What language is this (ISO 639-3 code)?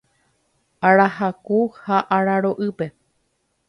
grn